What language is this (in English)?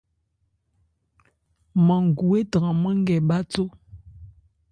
Ebrié